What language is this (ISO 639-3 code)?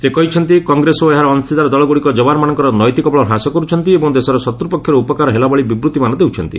ori